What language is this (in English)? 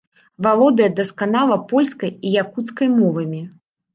Belarusian